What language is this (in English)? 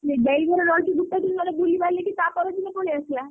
Odia